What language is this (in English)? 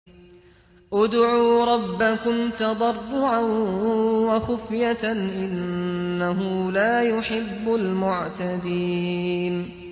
Arabic